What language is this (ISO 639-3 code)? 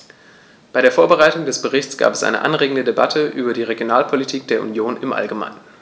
deu